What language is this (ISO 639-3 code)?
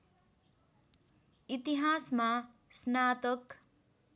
nep